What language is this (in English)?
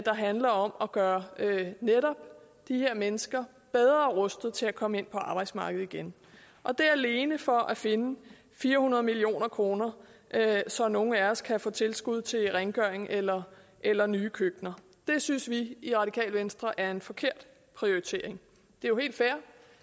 Danish